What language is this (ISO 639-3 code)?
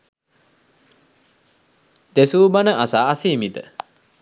sin